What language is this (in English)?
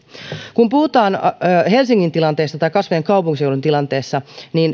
Finnish